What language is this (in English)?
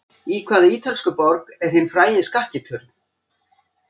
Icelandic